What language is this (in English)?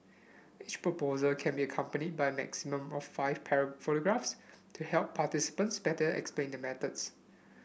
English